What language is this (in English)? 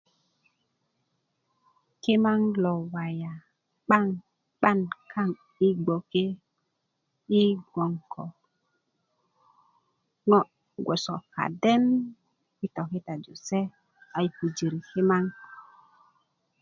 Kuku